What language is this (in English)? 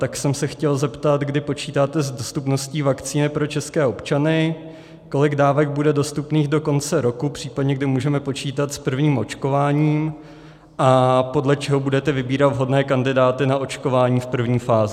Czech